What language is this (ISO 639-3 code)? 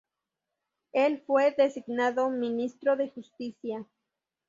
spa